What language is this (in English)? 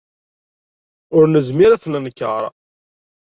Kabyle